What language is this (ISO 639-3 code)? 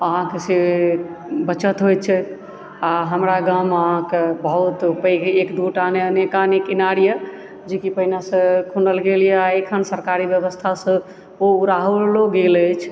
mai